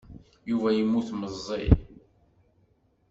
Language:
Kabyle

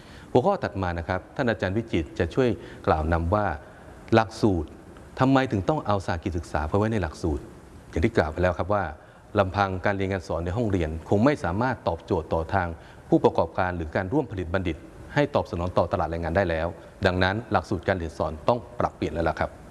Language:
Thai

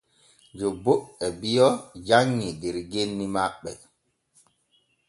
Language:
Borgu Fulfulde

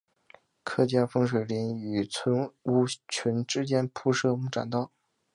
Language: Chinese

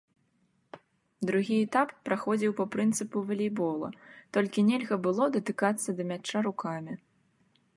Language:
Belarusian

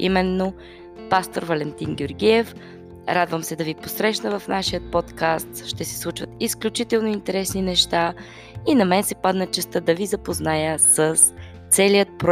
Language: Bulgarian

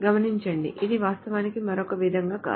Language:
Telugu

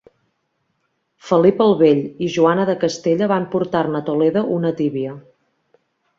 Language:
Catalan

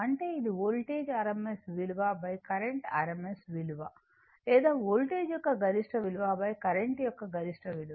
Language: Telugu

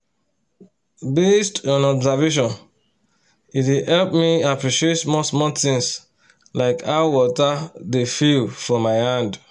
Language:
Nigerian Pidgin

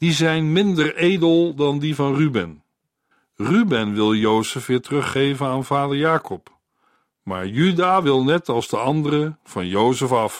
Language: Dutch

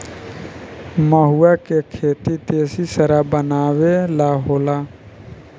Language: Bhojpuri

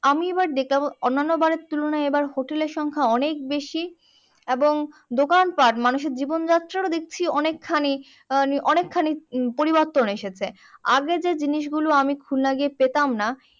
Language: Bangla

